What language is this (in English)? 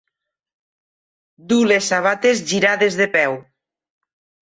Catalan